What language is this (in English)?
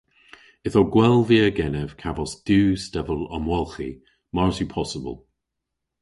Cornish